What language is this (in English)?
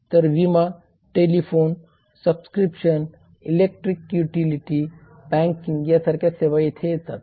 Marathi